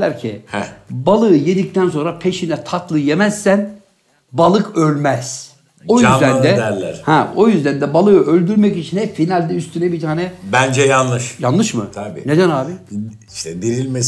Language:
Turkish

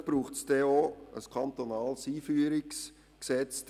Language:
Swiss German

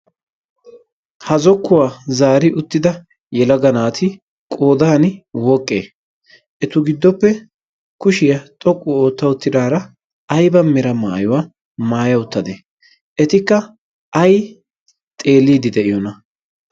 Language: Wolaytta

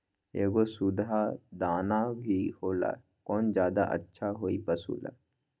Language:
Magahi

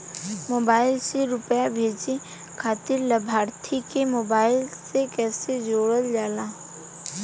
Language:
Bhojpuri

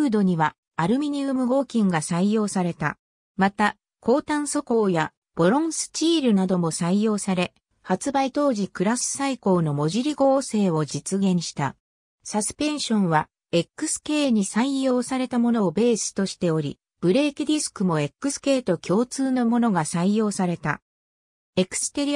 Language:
Japanese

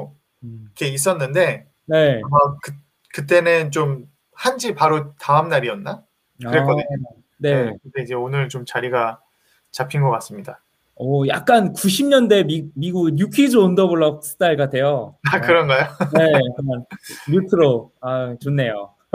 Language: Korean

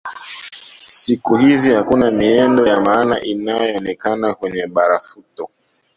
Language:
Swahili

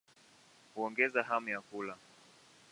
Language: Swahili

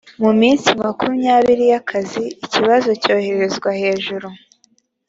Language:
Kinyarwanda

